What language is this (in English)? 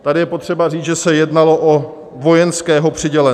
Czech